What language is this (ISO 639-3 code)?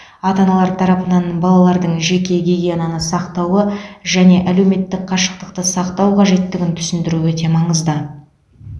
kaz